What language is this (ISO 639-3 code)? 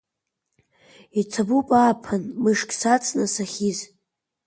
abk